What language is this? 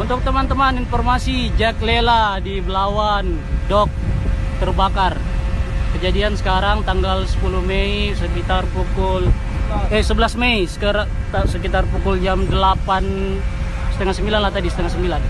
Indonesian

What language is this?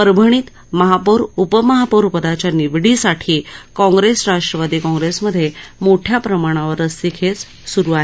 Marathi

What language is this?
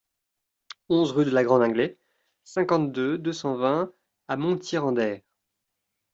French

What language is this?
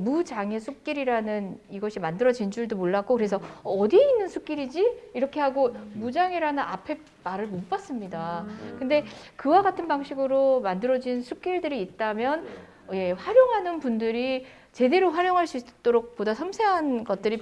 Korean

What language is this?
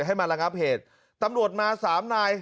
Thai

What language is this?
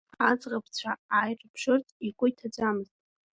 Abkhazian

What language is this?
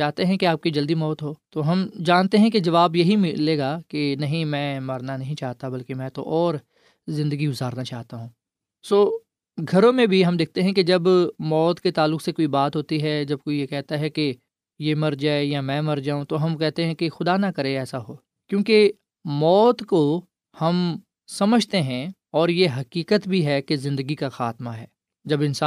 Urdu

